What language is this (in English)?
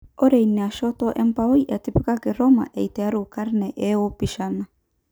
Masai